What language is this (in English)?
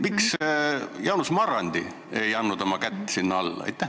Estonian